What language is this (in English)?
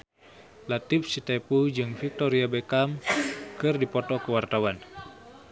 Sundanese